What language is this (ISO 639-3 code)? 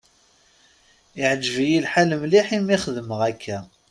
kab